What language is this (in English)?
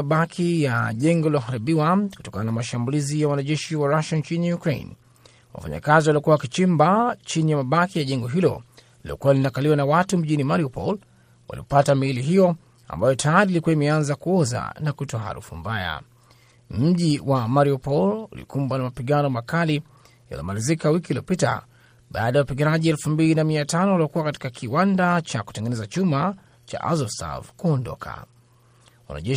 Swahili